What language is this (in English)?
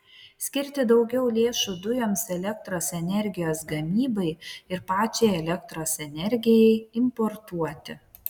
Lithuanian